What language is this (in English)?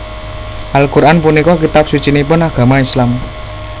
Javanese